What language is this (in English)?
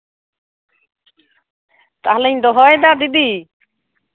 Santali